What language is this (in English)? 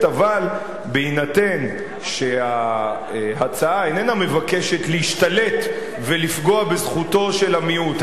Hebrew